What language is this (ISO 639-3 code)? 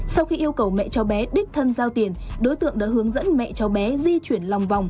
vie